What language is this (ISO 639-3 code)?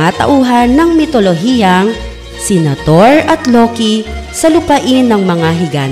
fil